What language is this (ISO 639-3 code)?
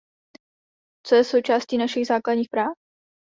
ces